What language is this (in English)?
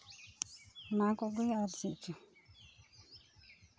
Santali